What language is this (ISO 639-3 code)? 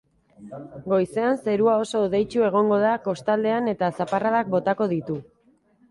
eus